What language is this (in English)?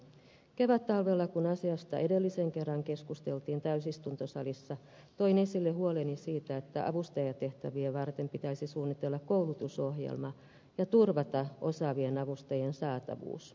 Finnish